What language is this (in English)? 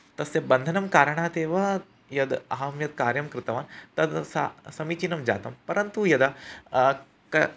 Sanskrit